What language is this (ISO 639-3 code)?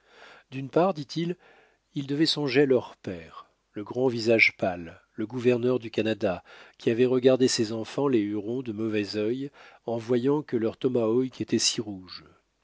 fra